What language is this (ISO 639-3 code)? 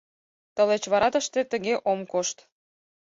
chm